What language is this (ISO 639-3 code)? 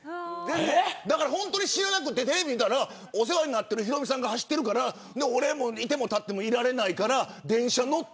jpn